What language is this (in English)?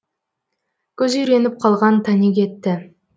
Kazakh